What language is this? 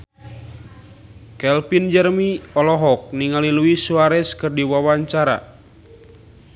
Sundanese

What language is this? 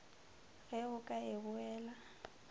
Northern Sotho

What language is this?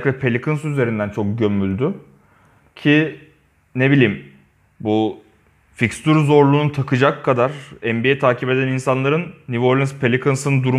Turkish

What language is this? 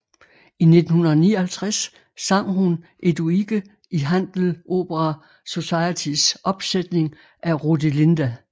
Danish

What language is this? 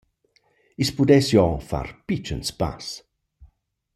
Romansh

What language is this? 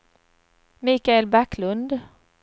Swedish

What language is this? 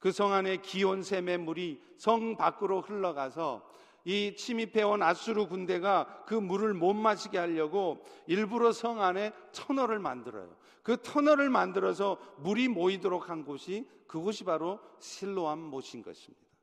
Korean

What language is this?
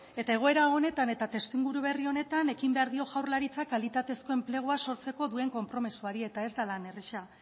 Basque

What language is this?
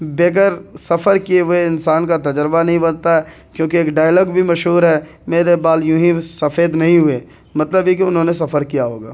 Urdu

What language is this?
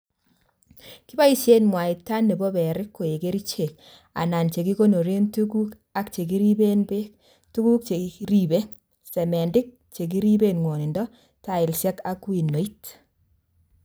Kalenjin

